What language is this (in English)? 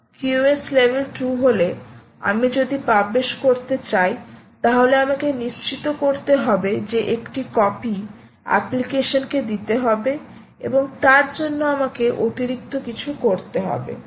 Bangla